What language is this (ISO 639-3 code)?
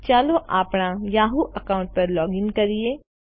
guj